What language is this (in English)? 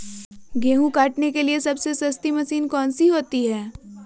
Magahi